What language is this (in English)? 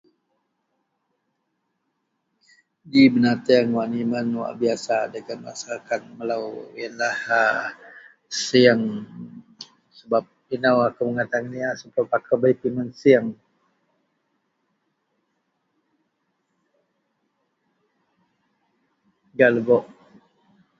Central Melanau